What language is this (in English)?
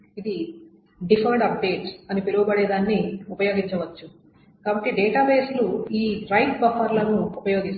Telugu